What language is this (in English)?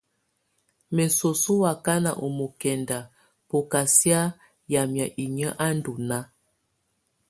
Tunen